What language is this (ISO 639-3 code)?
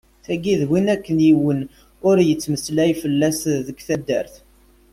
kab